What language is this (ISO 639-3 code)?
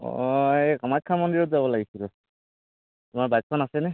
asm